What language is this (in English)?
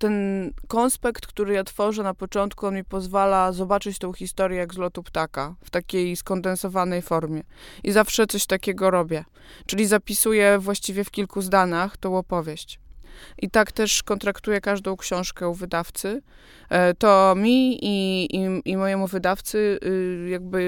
Polish